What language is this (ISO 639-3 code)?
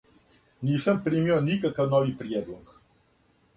srp